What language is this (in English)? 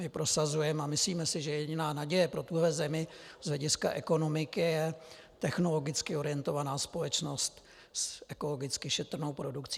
Czech